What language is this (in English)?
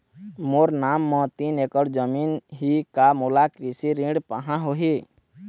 Chhattisgarhi